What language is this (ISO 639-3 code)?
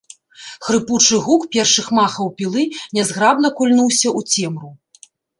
bel